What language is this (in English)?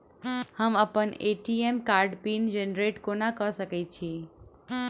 Maithili